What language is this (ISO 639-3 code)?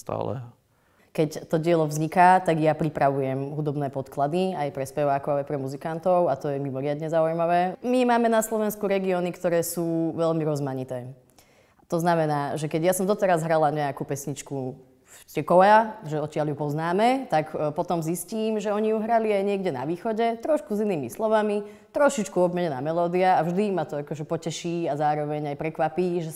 slk